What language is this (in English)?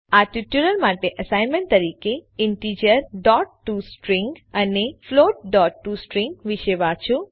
Gujarati